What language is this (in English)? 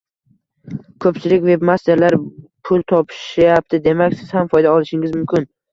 Uzbek